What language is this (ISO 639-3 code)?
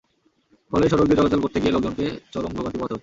ben